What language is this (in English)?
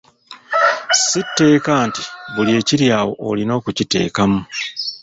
Ganda